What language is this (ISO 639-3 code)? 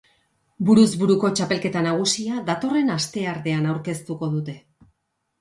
eus